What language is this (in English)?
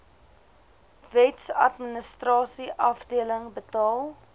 Afrikaans